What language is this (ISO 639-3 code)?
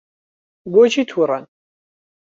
ckb